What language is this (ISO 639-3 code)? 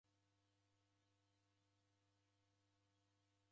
dav